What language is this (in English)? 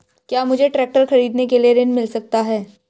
Hindi